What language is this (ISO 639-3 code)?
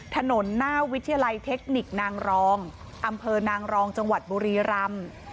tha